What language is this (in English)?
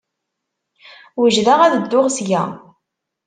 Kabyle